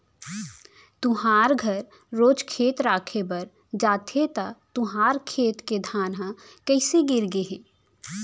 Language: Chhattisgarhi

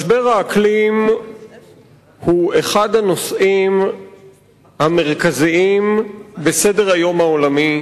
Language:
Hebrew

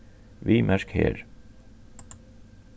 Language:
Faroese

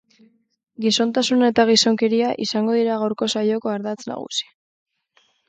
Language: Basque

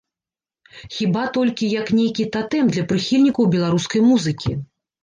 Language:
Belarusian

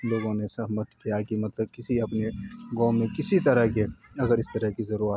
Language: Urdu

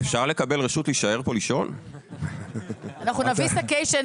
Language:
Hebrew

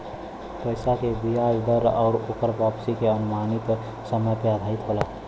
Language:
Bhojpuri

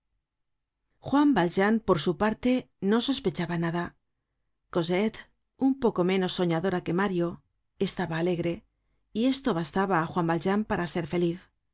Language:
Spanish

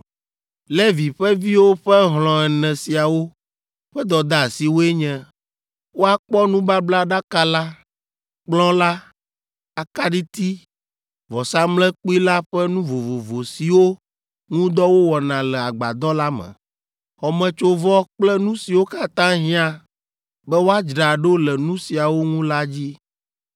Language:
Ewe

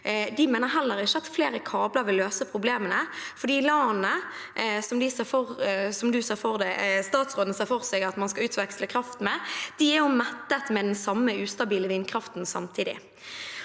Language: Norwegian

